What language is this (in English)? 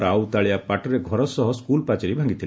Odia